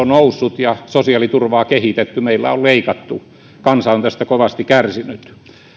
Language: Finnish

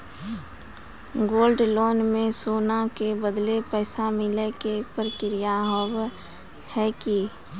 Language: Maithili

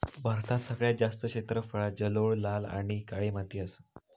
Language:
Marathi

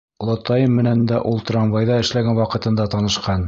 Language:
Bashkir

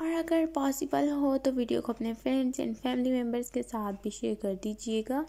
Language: Hindi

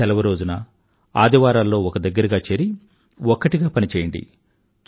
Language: Telugu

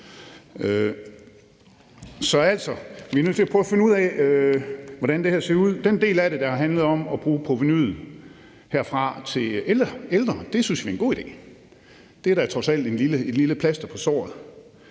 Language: Danish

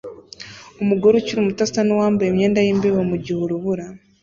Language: Kinyarwanda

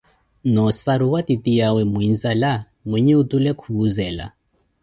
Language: Koti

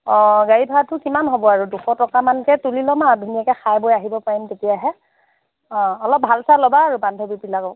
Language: Assamese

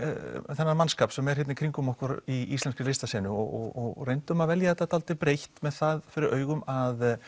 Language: Icelandic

